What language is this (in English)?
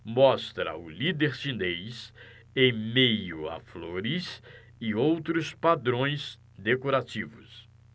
Portuguese